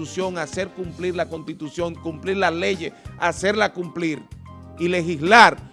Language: Spanish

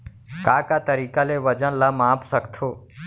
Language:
Chhattisgarhi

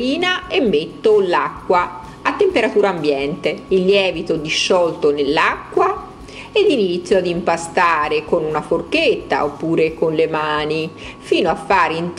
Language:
Italian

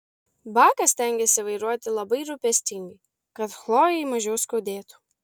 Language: Lithuanian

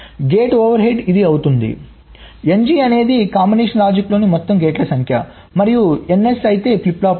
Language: Telugu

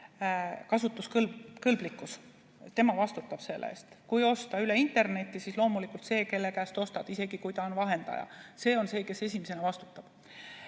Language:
Estonian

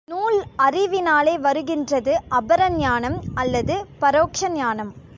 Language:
Tamil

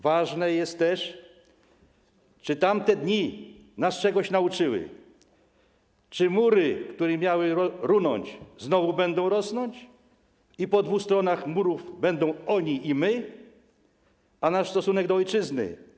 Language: Polish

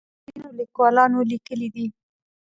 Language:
Pashto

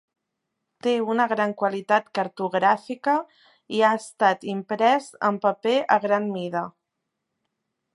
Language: Catalan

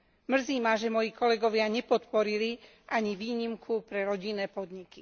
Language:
Slovak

